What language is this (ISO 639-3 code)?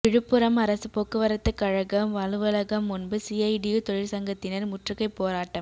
tam